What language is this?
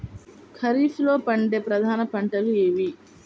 Telugu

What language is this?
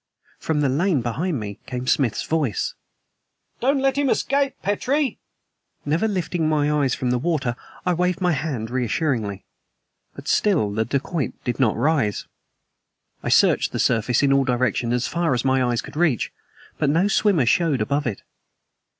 English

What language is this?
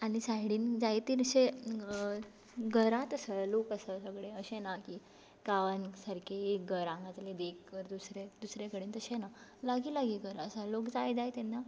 Konkani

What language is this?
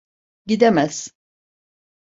Turkish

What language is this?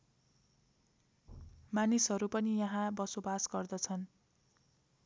Nepali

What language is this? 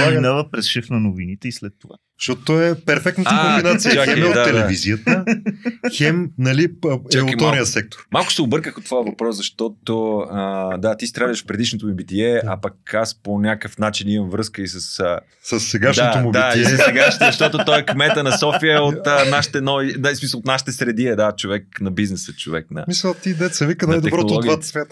Bulgarian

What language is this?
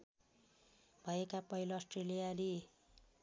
Nepali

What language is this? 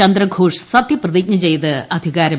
Malayalam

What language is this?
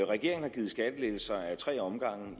Danish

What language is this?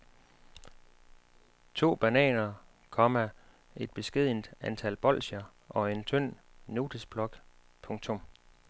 Danish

